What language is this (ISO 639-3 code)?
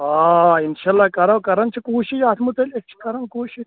kas